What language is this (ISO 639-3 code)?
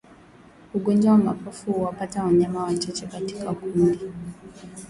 swa